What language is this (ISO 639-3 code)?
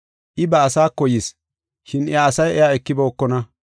gof